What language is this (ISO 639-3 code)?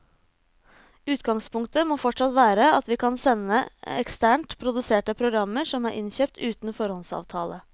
nor